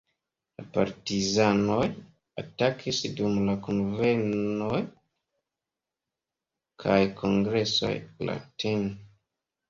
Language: Esperanto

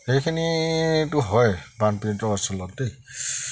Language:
Assamese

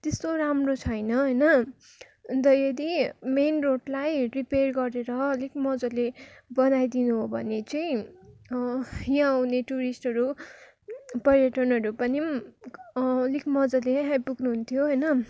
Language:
Nepali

